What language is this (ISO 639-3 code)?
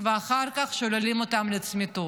heb